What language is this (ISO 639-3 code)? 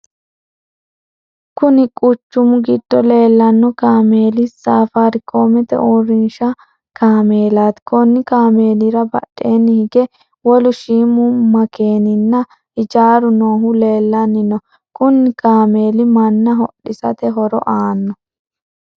sid